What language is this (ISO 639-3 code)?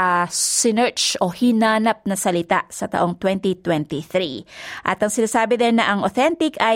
fil